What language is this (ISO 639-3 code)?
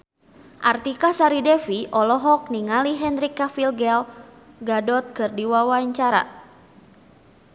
sun